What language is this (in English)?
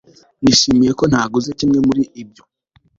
Kinyarwanda